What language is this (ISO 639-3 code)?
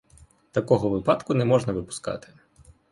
ukr